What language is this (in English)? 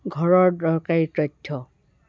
Assamese